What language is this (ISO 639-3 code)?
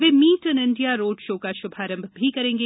hin